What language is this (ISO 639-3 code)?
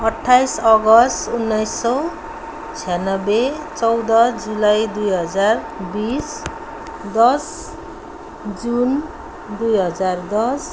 nep